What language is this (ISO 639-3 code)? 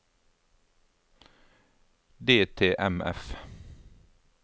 nor